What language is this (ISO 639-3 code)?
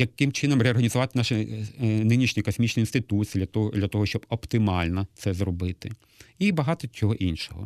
ukr